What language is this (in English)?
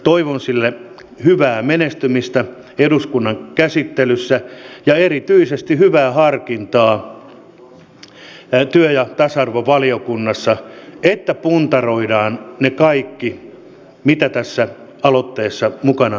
Finnish